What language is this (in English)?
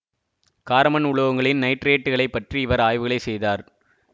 Tamil